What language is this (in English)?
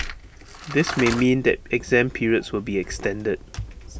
English